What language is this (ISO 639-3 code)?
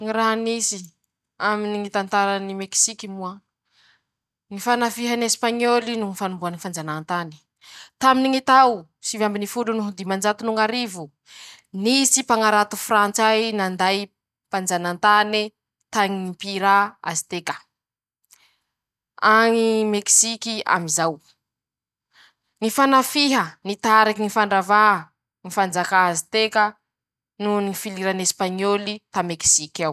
msh